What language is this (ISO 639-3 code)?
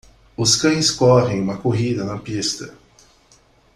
por